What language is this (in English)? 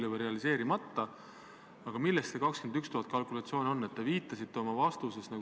Estonian